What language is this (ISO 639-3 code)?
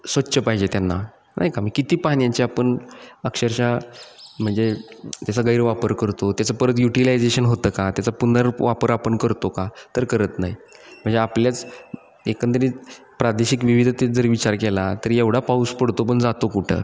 mar